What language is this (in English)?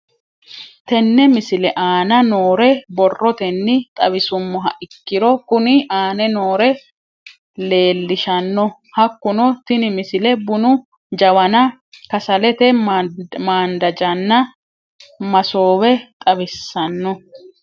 Sidamo